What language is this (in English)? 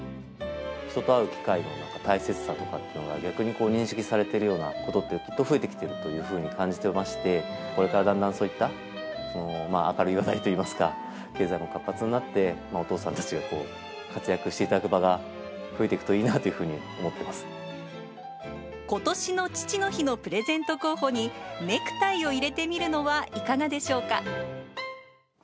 Japanese